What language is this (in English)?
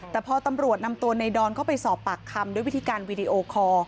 Thai